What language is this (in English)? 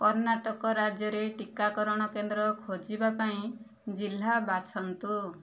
Odia